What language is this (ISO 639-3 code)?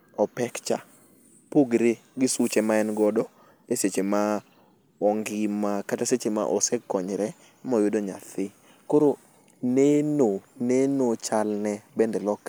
luo